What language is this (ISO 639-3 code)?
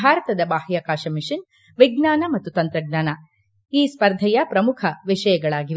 kan